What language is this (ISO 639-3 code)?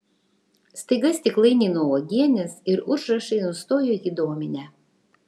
lit